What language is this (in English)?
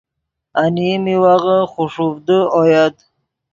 Yidgha